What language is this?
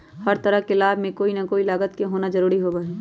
Magahi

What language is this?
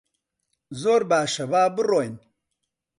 Central Kurdish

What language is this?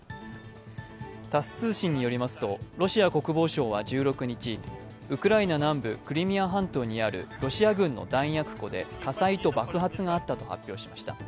Japanese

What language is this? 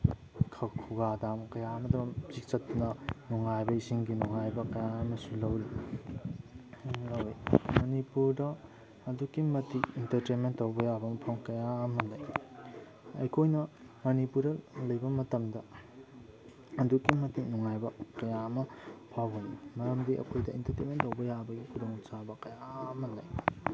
Manipuri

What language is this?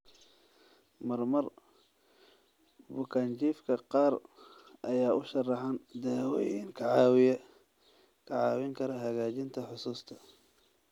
Somali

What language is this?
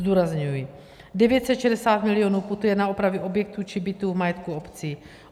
Czech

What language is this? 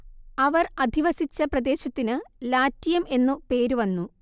Malayalam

